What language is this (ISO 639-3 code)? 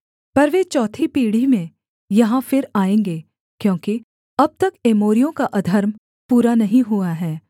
hin